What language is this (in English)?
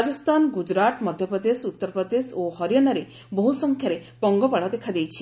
Odia